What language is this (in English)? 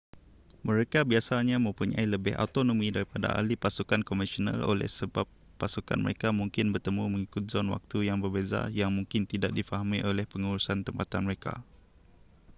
Malay